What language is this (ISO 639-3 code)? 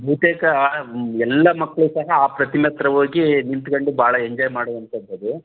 kan